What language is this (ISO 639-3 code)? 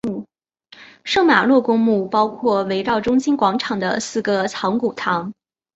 zho